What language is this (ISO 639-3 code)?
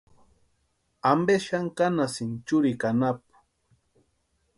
pua